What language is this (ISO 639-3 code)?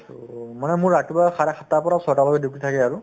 asm